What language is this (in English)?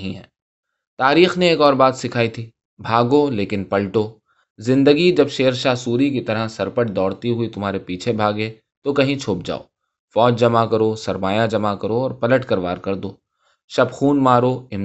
Urdu